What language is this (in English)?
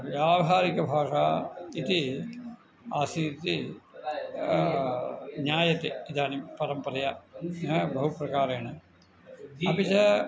Sanskrit